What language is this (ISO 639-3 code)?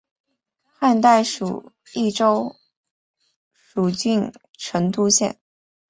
zho